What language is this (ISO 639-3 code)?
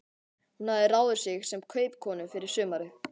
isl